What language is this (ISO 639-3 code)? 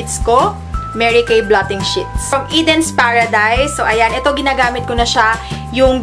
fil